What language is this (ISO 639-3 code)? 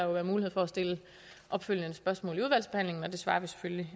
dan